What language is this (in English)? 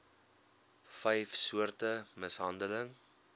Afrikaans